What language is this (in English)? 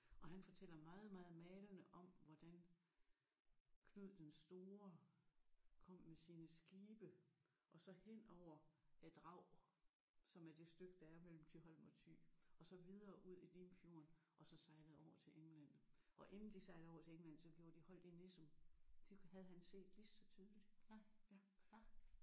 Danish